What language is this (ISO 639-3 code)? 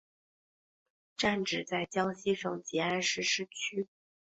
zho